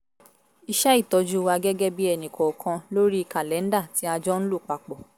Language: Yoruba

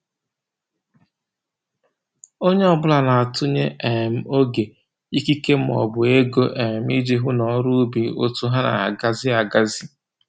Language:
Igbo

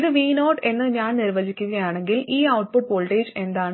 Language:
Malayalam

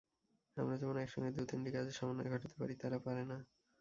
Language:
Bangla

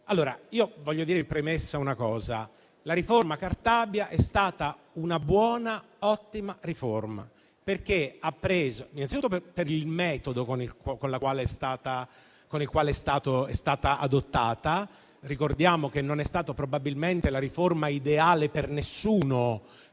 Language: Italian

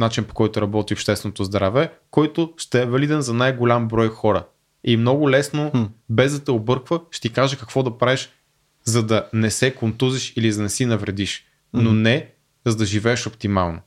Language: Bulgarian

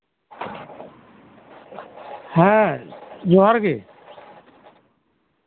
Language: Santali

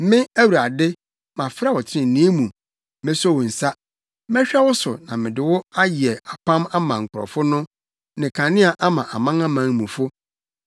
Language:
Akan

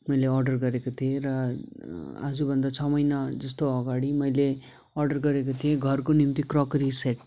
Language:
Nepali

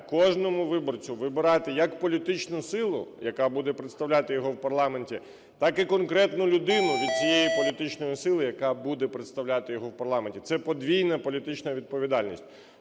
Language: Ukrainian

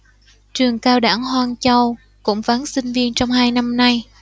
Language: Vietnamese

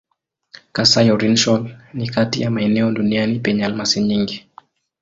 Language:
Swahili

